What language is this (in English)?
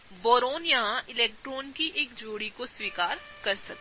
Hindi